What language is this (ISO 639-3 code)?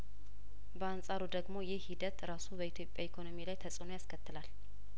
amh